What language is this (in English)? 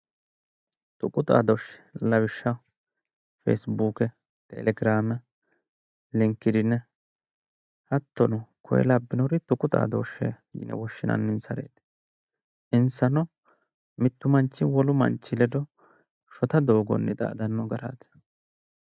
Sidamo